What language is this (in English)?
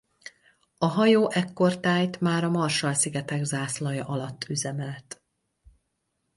Hungarian